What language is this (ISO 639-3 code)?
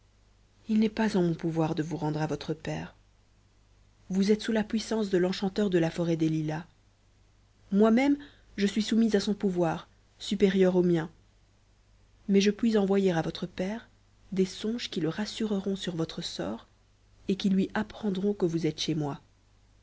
fra